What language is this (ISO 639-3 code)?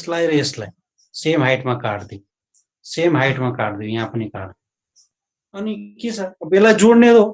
hin